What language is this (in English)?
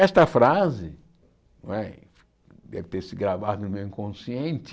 Portuguese